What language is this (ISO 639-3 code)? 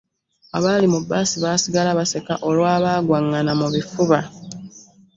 lug